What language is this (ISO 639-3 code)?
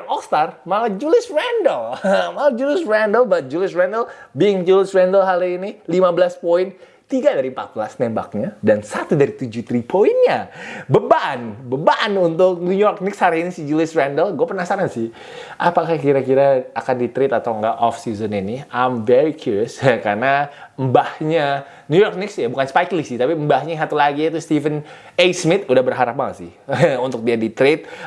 ind